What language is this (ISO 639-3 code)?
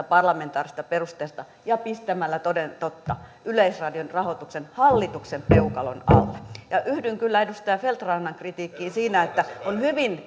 fin